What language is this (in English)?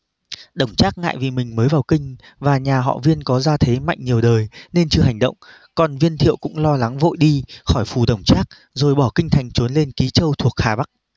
Vietnamese